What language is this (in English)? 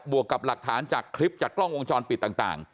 Thai